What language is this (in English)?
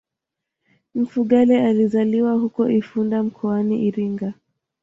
Swahili